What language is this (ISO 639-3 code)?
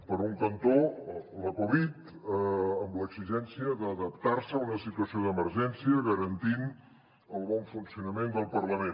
cat